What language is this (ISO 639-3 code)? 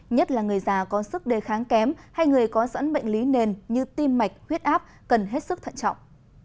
vie